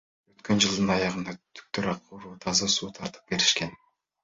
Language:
Kyrgyz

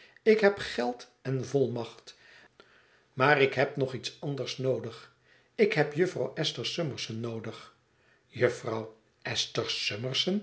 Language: Dutch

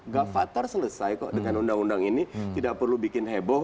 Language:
Indonesian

